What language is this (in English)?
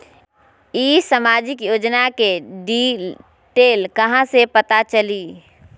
Magahi